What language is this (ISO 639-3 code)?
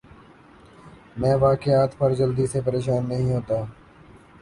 urd